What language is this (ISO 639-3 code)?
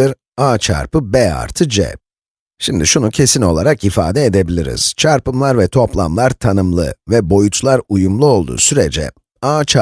tur